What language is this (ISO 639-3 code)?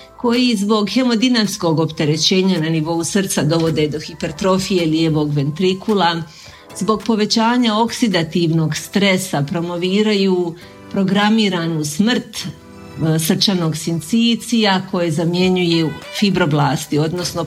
hrv